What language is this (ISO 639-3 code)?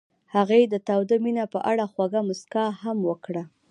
pus